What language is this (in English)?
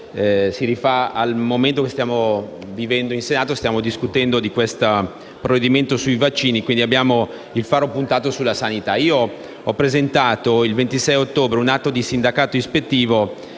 Italian